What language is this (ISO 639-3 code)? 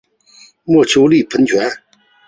zho